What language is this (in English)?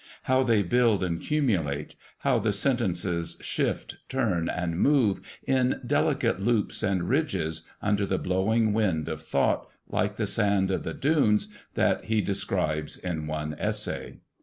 English